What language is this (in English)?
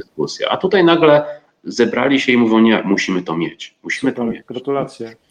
Polish